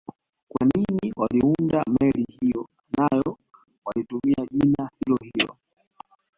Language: Swahili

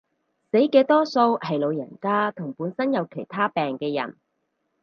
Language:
Cantonese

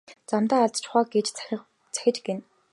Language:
Mongolian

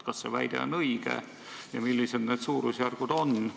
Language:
Estonian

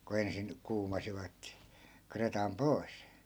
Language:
Finnish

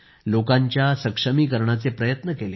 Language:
Marathi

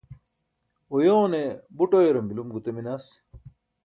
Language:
Burushaski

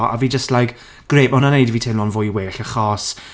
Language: Welsh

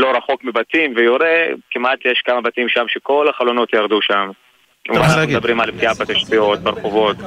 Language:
Hebrew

